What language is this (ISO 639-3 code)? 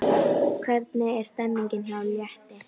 isl